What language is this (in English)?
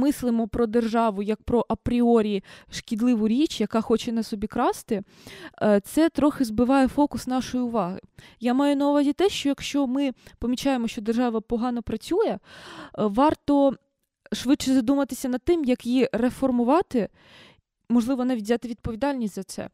Ukrainian